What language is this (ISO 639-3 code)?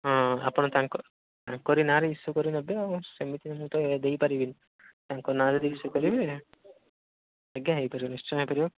ori